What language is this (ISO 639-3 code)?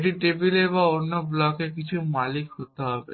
ben